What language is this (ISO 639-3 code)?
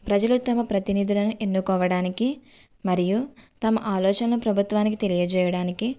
tel